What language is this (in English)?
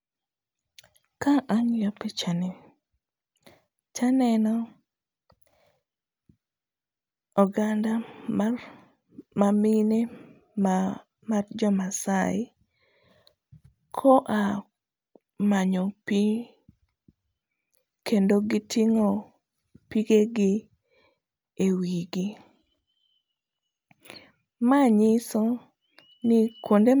Luo (Kenya and Tanzania)